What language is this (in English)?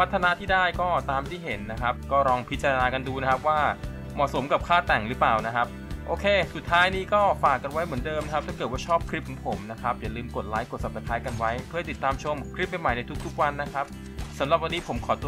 Thai